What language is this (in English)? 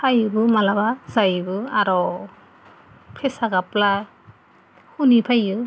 Bodo